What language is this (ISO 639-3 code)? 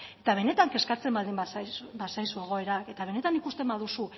eus